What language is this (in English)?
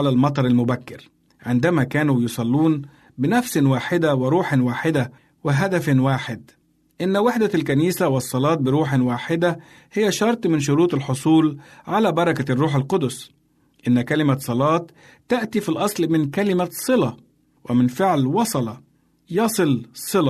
Arabic